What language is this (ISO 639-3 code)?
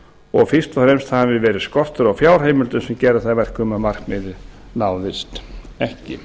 isl